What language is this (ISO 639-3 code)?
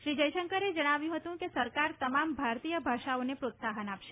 guj